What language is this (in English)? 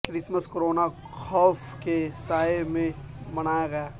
Urdu